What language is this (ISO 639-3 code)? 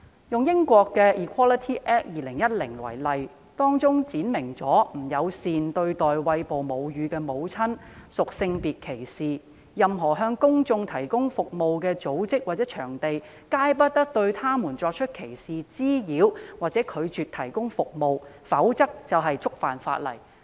yue